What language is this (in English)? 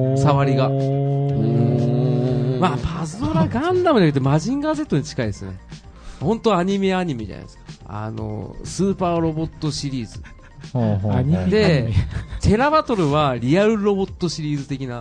Japanese